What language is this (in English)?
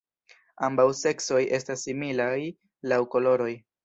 Esperanto